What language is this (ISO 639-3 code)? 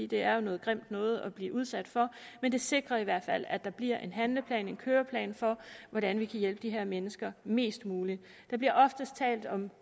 dan